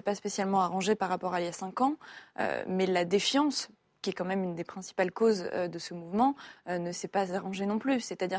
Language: French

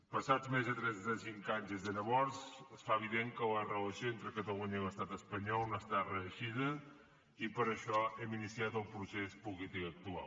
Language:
Catalan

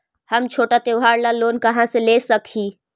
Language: Magahi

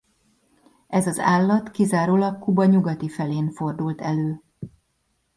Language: Hungarian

